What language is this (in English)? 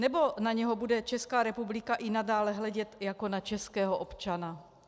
Czech